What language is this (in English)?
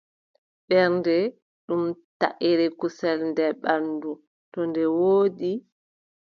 Adamawa Fulfulde